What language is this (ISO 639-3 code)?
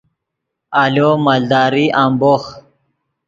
ydg